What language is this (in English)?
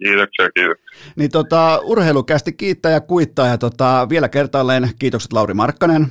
Finnish